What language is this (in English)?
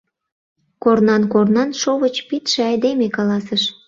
Mari